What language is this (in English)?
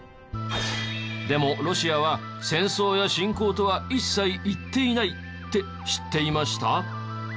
Japanese